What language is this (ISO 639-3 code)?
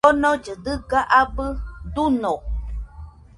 hux